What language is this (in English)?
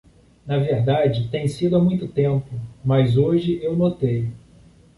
Portuguese